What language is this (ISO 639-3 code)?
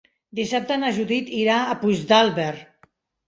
cat